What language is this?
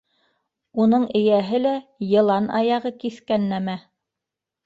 Bashkir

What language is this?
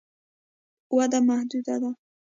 Pashto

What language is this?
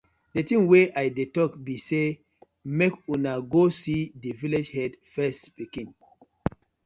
Nigerian Pidgin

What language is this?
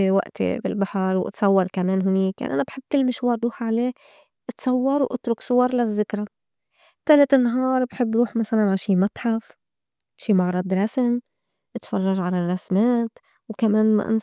North Levantine Arabic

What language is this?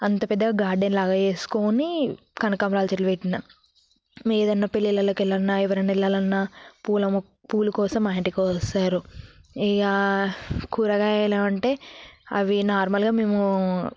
Telugu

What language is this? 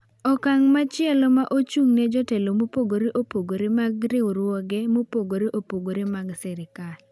Luo (Kenya and Tanzania)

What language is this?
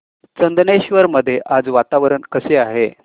Marathi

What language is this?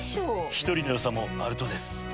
Japanese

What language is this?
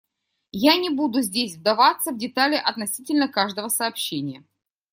Russian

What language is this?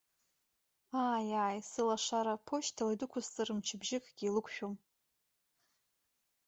Abkhazian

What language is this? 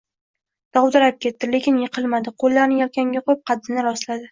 Uzbek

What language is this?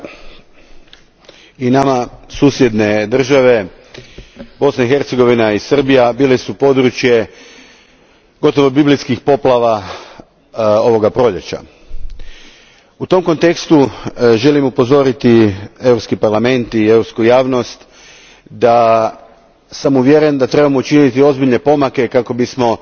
Croatian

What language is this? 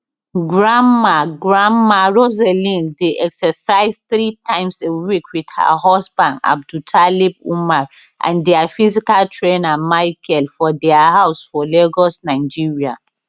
Nigerian Pidgin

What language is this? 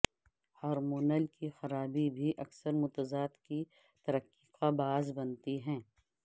Urdu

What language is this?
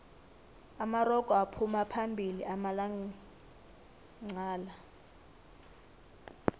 South Ndebele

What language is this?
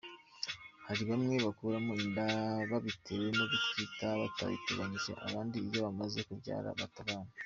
Kinyarwanda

